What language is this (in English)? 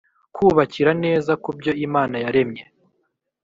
Kinyarwanda